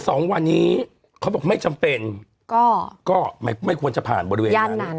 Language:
Thai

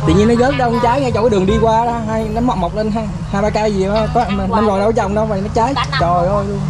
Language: Vietnamese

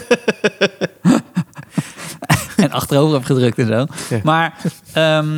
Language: Dutch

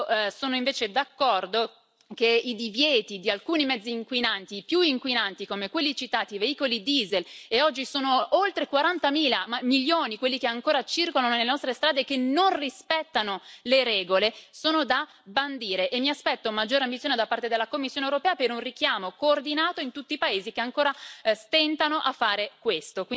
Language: Italian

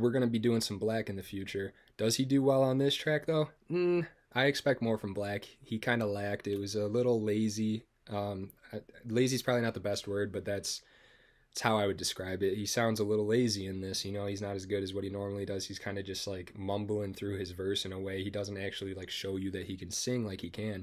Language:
English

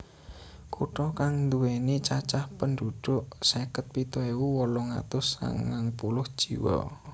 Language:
Javanese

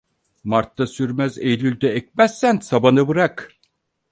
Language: Turkish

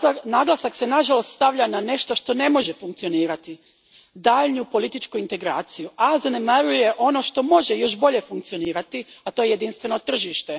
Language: Croatian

